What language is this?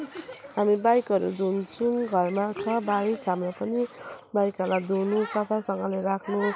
Nepali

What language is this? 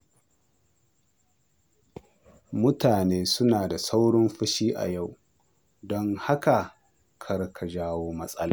Hausa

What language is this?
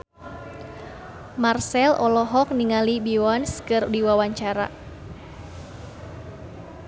Sundanese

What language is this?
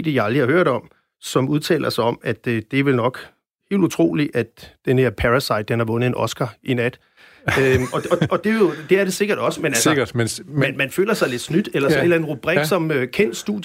Danish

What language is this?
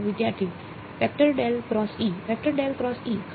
Gujarati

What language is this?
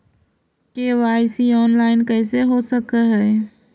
Magahi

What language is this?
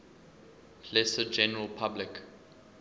English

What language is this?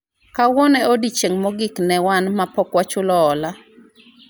Luo (Kenya and Tanzania)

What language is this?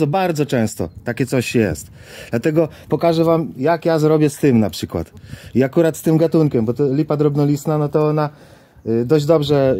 Polish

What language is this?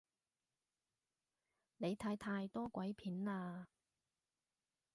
Cantonese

